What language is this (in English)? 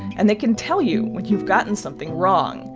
English